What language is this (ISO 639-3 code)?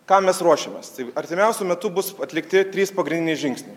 lit